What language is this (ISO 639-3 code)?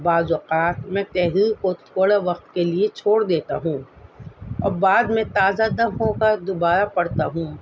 urd